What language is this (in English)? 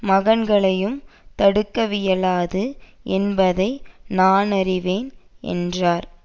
Tamil